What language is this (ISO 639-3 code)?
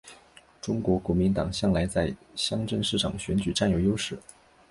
zho